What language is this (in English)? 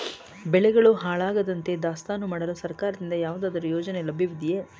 Kannada